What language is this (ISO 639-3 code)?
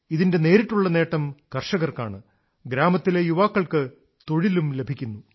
mal